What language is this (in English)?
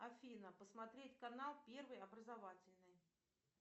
Russian